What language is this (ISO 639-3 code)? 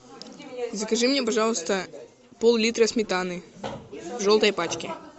rus